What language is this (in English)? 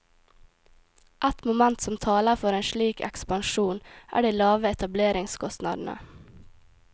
Norwegian